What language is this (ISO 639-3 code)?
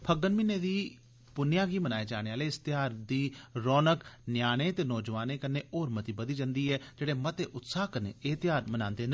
doi